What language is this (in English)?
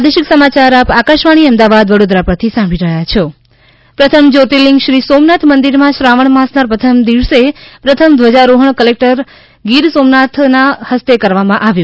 Gujarati